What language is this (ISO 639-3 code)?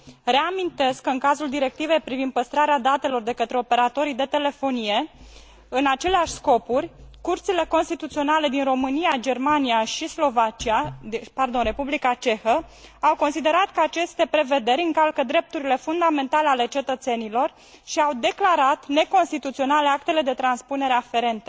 ron